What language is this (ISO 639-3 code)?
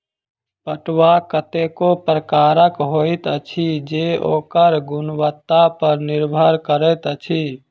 mai